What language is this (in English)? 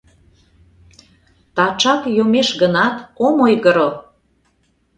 Mari